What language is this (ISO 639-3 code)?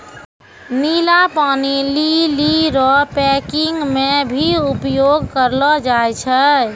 mai